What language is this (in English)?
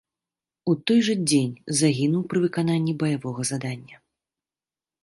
Belarusian